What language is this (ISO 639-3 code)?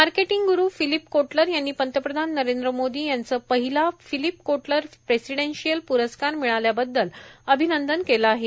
mar